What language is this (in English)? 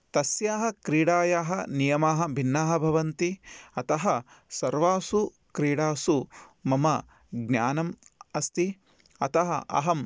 Sanskrit